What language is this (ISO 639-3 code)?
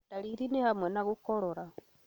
kik